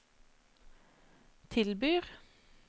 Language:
Norwegian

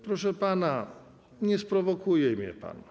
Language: Polish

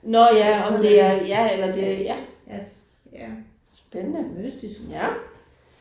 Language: Danish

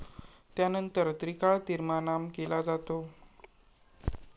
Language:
Marathi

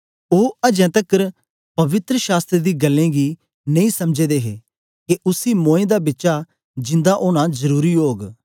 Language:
Dogri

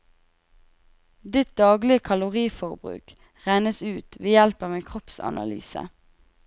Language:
Norwegian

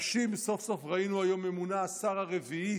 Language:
Hebrew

